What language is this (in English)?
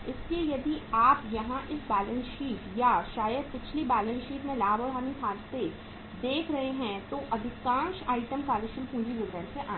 Hindi